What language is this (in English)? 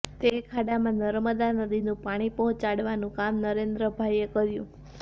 Gujarati